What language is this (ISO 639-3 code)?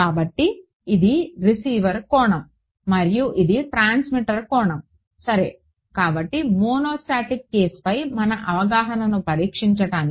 tel